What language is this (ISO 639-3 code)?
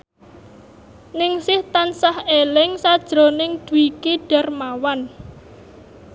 jav